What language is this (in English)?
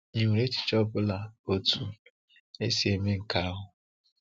Igbo